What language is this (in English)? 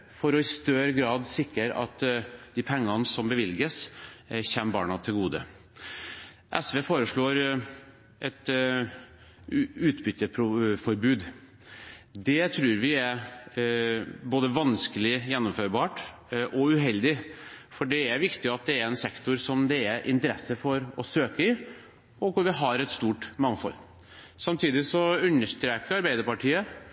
Norwegian Bokmål